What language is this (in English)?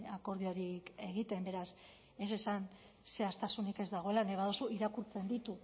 Basque